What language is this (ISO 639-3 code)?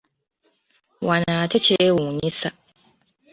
lug